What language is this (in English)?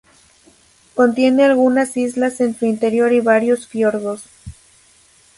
Spanish